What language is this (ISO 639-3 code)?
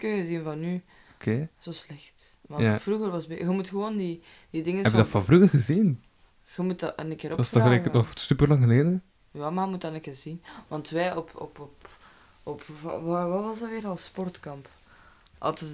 nld